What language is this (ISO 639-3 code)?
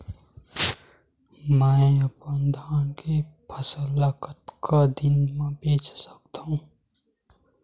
hne